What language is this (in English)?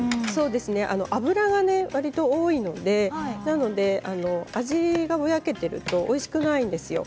Japanese